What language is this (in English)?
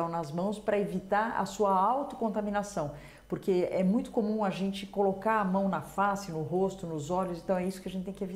Portuguese